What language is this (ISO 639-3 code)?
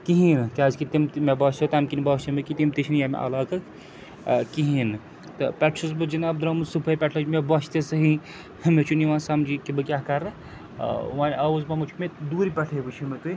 kas